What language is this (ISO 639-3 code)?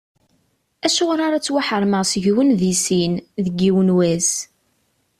kab